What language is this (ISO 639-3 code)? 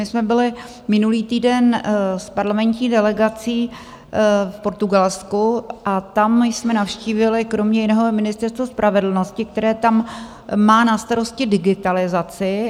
ces